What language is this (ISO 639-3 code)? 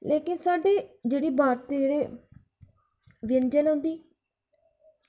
doi